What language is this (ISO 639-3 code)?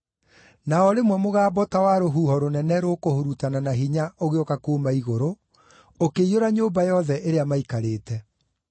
kik